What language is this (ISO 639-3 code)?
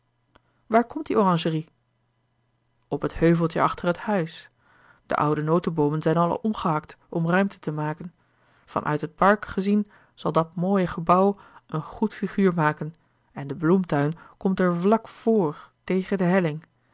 nld